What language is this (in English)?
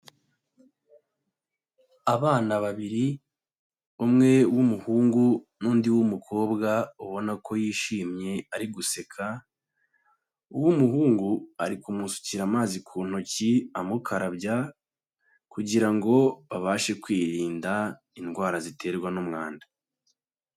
Kinyarwanda